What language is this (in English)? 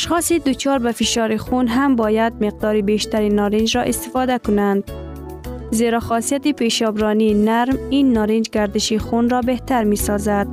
Persian